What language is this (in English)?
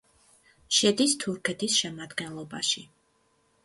Georgian